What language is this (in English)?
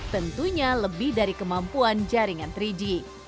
Indonesian